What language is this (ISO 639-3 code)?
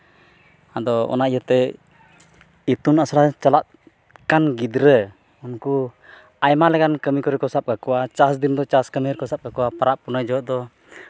sat